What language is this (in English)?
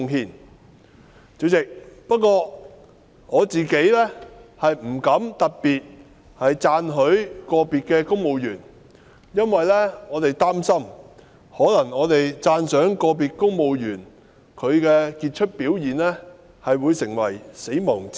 Cantonese